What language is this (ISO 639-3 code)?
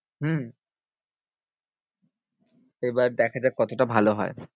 ben